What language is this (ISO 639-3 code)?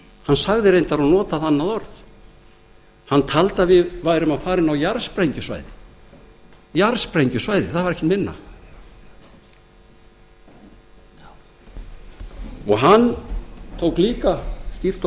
isl